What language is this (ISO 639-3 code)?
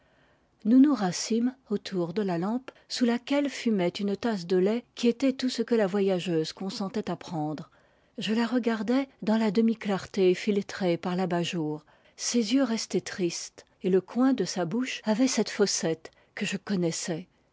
fra